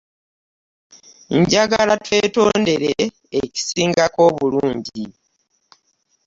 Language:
Ganda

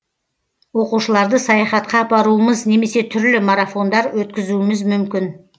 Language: Kazakh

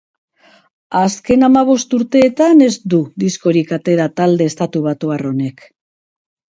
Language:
Basque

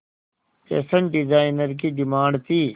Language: Hindi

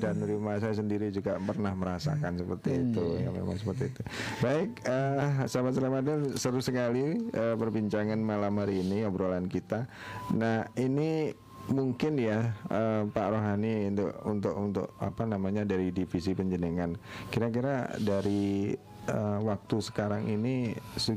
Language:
Indonesian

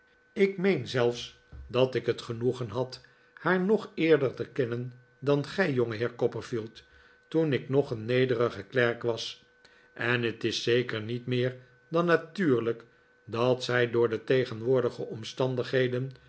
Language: Dutch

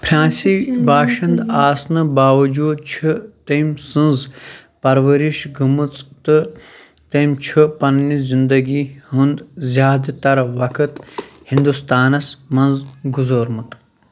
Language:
Kashmiri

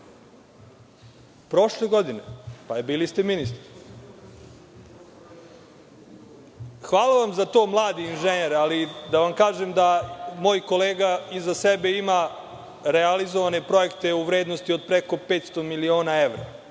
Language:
Serbian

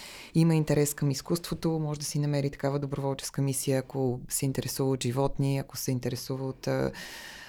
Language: Bulgarian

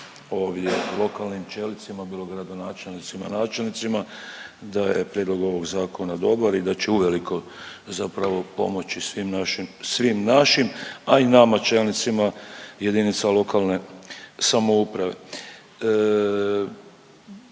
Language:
Croatian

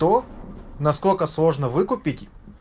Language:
Russian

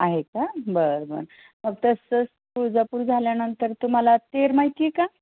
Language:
Marathi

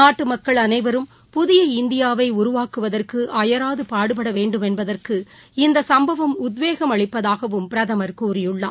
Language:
Tamil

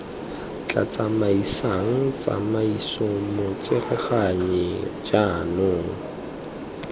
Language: Tswana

